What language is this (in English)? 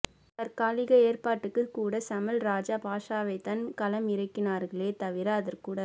Tamil